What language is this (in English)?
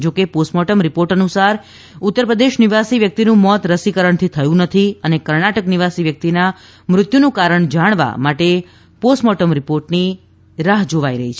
Gujarati